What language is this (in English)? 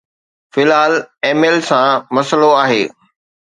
Sindhi